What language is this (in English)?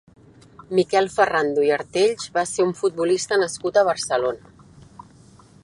Catalan